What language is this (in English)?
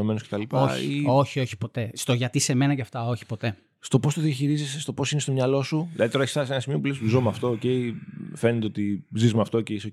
Greek